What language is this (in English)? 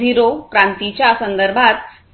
Marathi